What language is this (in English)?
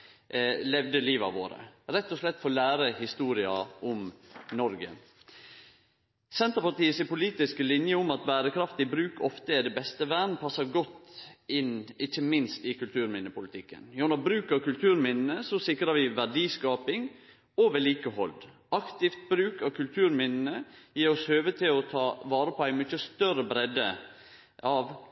Norwegian Nynorsk